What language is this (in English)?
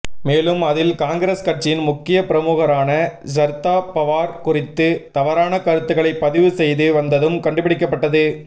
Tamil